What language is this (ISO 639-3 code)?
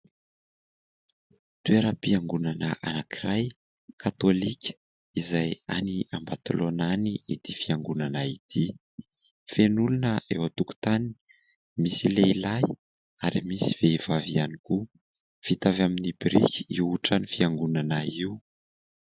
mlg